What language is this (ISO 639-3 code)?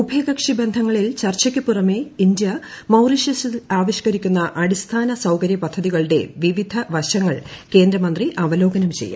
mal